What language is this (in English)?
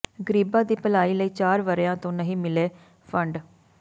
Punjabi